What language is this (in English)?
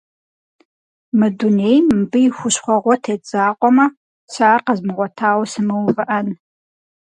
Kabardian